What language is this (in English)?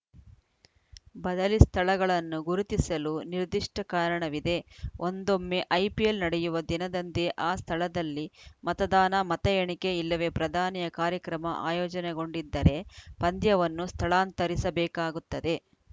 Kannada